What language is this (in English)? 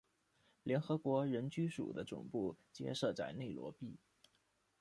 Chinese